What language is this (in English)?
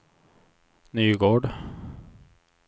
Swedish